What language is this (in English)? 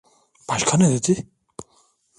Turkish